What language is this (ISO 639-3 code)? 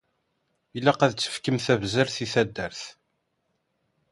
kab